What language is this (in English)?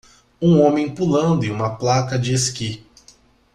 Portuguese